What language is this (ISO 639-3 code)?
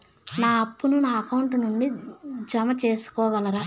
tel